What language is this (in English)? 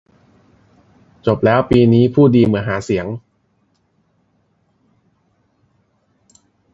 Thai